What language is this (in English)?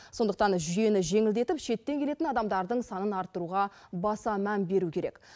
Kazakh